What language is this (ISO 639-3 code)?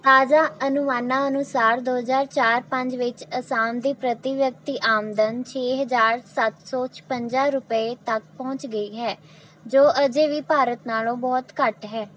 pan